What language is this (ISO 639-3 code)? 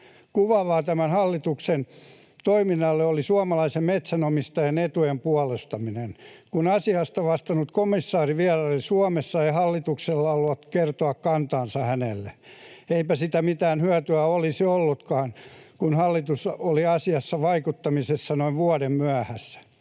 fin